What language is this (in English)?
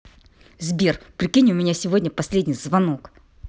Russian